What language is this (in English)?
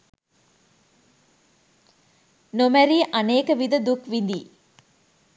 Sinhala